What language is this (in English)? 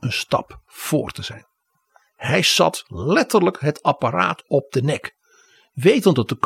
Dutch